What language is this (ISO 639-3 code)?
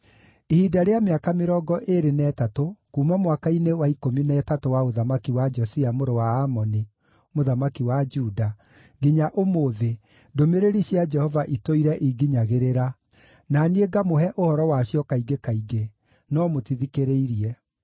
kik